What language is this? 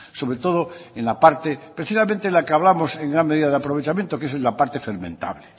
Spanish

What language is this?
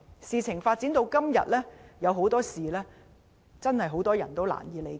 Cantonese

